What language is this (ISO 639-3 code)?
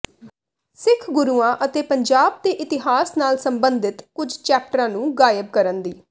pan